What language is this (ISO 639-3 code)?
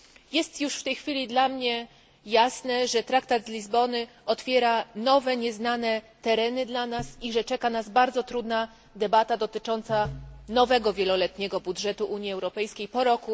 pol